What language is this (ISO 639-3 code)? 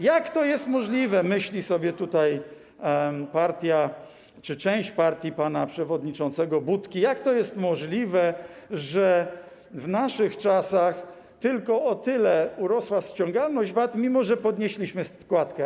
pol